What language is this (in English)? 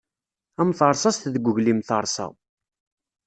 Kabyle